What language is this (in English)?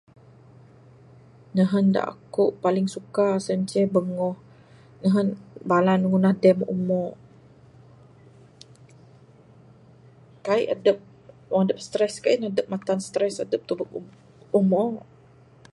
Bukar-Sadung Bidayuh